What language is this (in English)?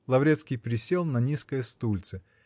Russian